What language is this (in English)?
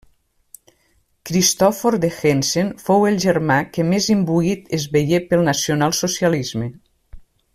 Catalan